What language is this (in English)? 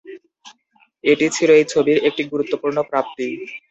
Bangla